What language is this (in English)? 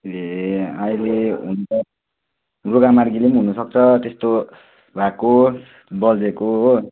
Nepali